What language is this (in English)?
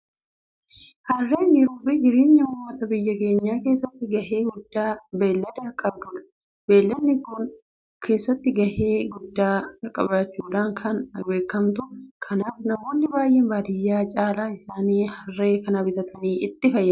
Oromo